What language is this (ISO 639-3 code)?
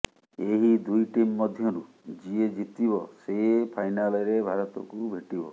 ori